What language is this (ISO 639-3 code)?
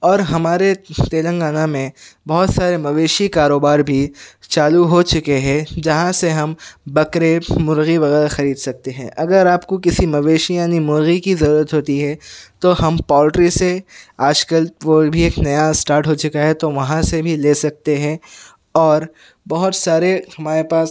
urd